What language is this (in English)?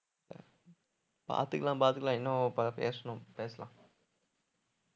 Tamil